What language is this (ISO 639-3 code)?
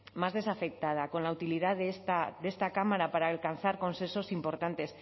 spa